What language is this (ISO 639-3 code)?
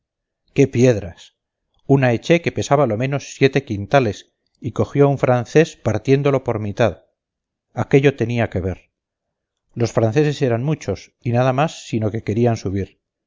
spa